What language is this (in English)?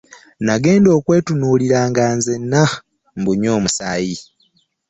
Ganda